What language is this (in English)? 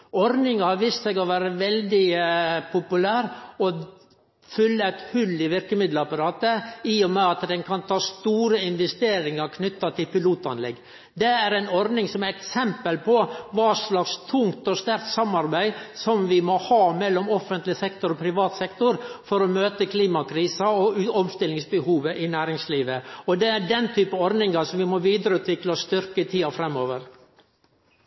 Norwegian Nynorsk